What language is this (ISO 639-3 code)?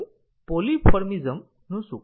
guj